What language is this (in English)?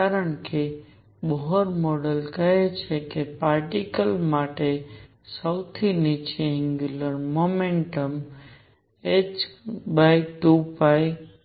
Gujarati